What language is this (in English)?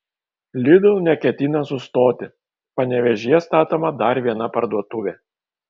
Lithuanian